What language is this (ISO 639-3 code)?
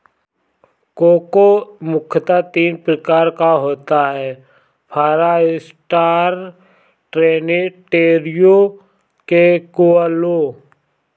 hin